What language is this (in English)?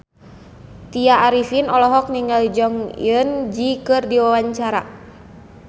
Sundanese